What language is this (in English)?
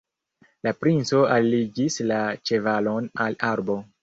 Esperanto